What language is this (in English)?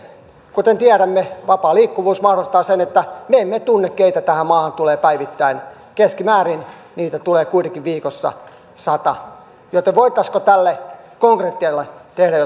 Finnish